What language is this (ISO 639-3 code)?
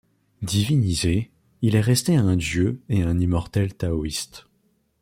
fra